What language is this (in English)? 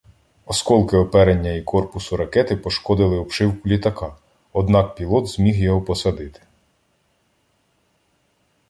Ukrainian